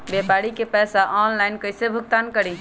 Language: Magahi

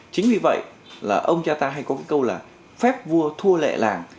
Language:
Vietnamese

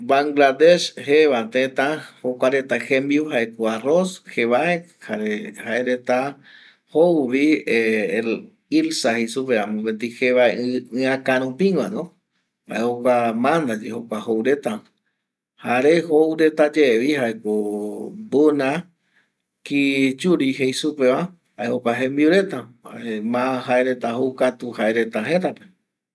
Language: Eastern Bolivian Guaraní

